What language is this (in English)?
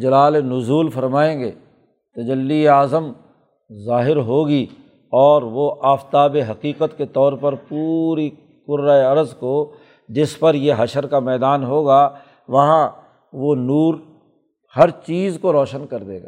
Urdu